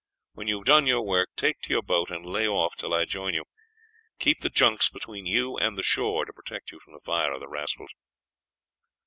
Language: English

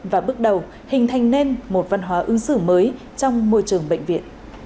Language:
Vietnamese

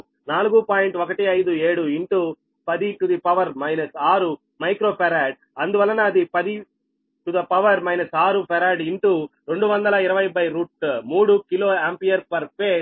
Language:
Telugu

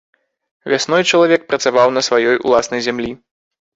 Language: Belarusian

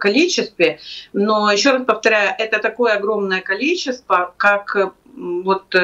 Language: Russian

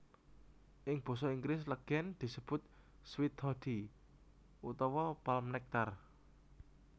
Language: Javanese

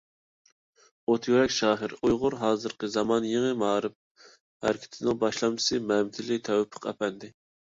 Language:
Uyghur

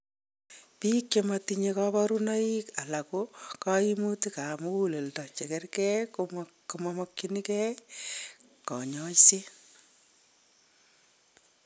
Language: Kalenjin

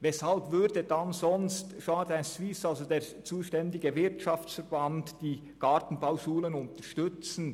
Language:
Swiss German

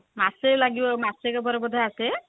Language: Odia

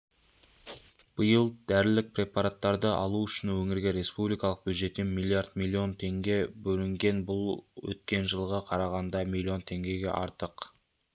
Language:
Kazakh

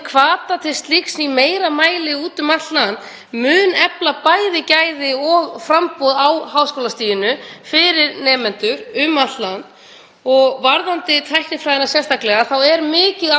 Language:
Icelandic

